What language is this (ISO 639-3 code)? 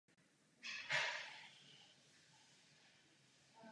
ces